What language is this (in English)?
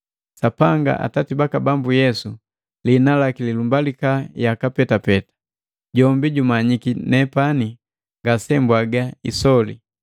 Matengo